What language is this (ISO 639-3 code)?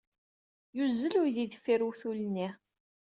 kab